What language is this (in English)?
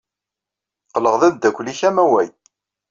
Kabyle